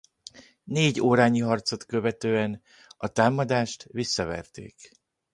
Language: Hungarian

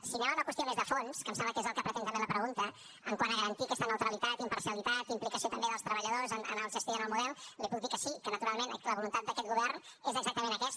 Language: Catalan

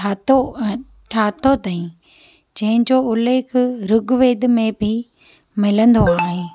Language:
Sindhi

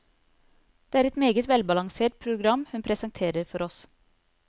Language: Norwegian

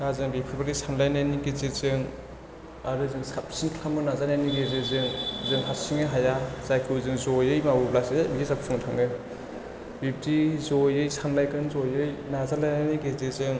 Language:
Bodo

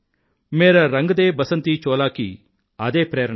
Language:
Telugu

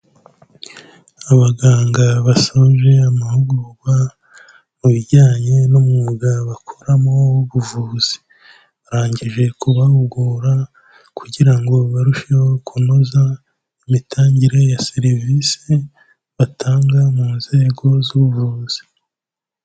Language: Kinyarwanda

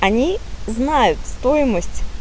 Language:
Russian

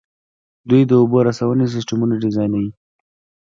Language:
Pashto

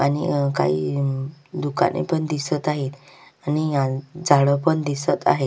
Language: Marathi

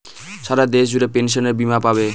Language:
Bangla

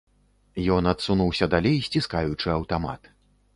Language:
Belarusian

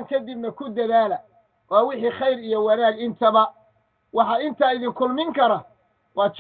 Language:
Arabic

